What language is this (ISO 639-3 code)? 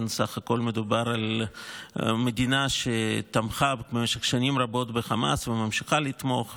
heb